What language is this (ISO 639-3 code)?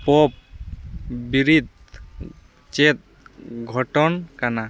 sat